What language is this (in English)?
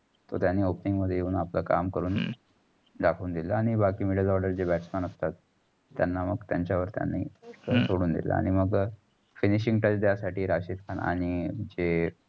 Marathi